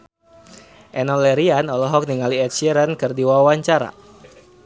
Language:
Sundanese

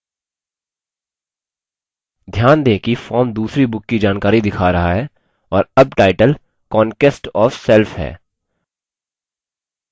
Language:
Hindi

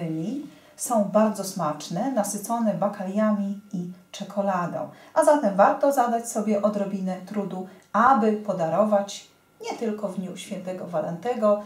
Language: Polish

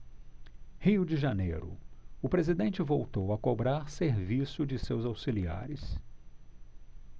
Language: Portuguese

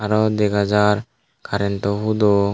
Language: Chakma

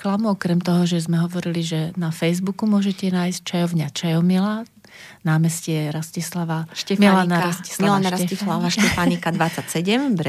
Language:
Slovak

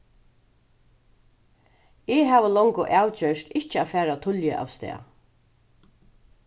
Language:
Faroese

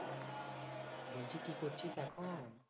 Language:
Bangla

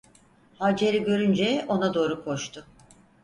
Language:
Turkish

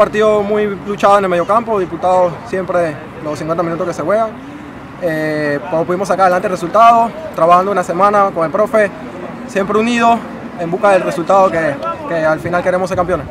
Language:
Spanish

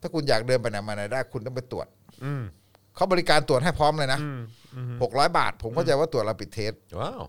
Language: Thai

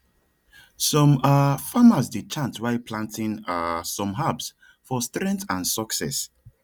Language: Nigerian Pidgin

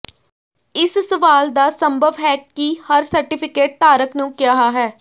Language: Punjabi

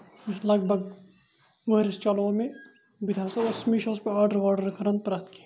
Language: Kashmiri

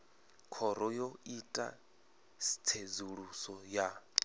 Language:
Venda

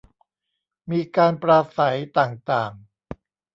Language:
Thai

